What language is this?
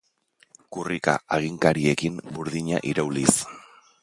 Basque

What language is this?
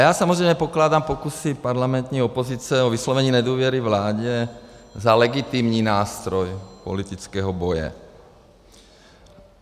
Czech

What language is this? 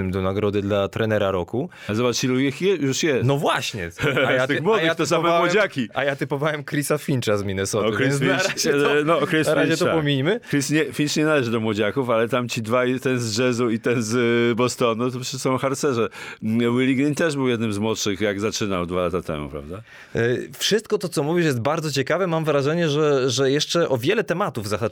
Polish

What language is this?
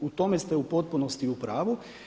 Croatian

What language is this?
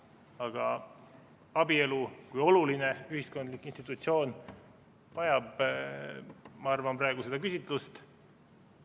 Estonian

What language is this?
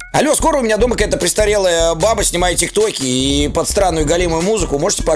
Russian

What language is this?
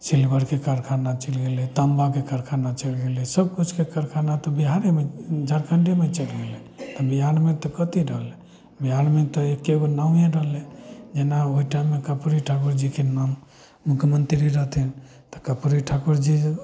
Maithili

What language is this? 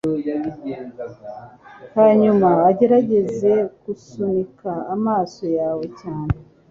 Kinyarwanda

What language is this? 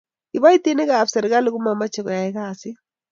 Kalenjin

